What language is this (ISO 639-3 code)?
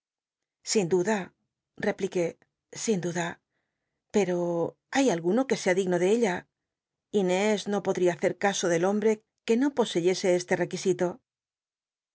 spa